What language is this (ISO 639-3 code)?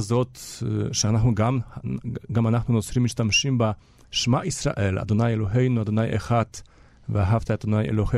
heb